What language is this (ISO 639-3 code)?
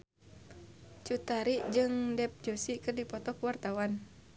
sun